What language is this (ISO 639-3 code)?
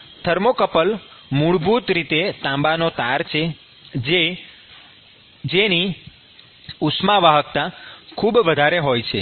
guj